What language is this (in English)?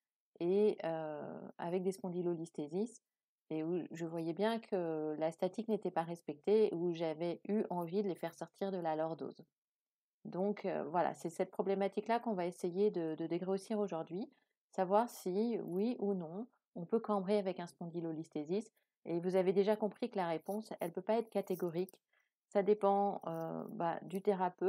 French